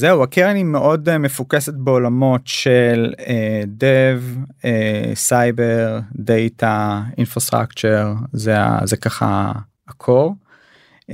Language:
Hebrew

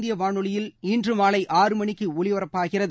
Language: Tamil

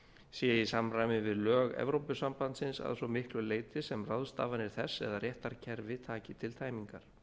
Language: Icelandic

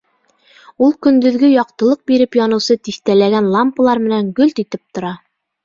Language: Bashkir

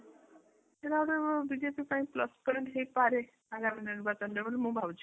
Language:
Odia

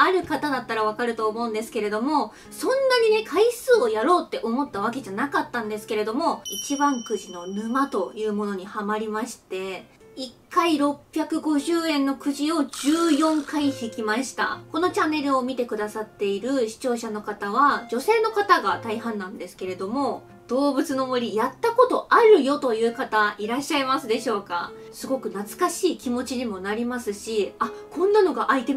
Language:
Japanese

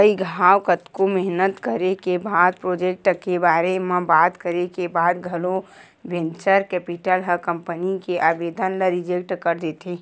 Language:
Chhattisgarhi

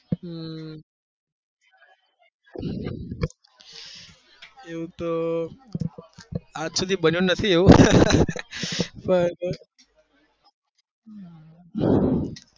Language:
Gujarati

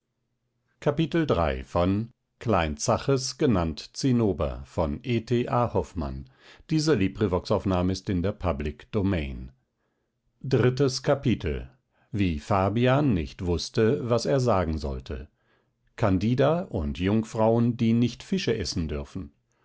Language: German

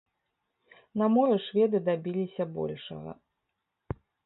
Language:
Belarusian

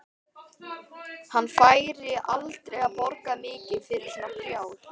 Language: Icelandic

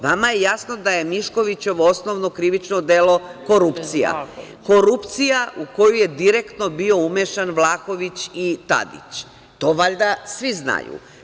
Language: Serbian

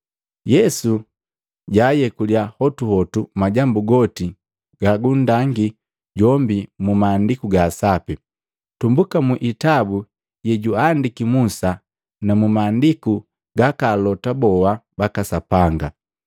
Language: Matengo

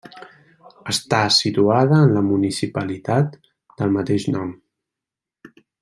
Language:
Catalan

